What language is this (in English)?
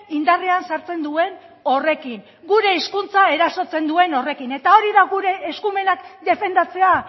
Basque